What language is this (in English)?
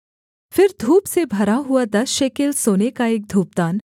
Hindi